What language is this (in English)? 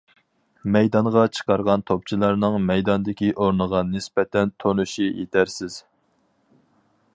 Uyghur